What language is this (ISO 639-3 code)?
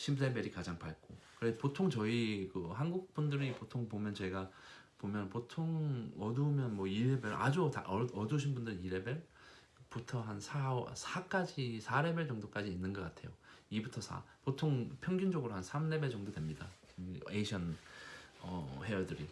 kor